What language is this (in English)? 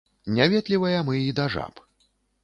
Belarusian